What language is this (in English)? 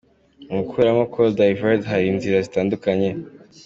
Kinyarwanda